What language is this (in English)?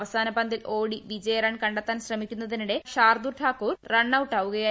Malayalam